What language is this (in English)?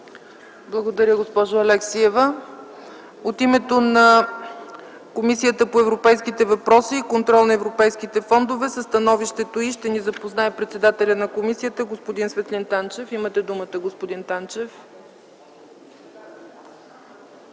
Bulgarian